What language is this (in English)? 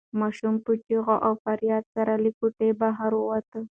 Pashto